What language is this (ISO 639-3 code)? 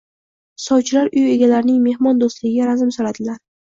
uzb